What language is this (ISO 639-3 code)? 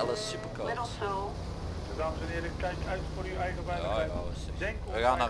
nld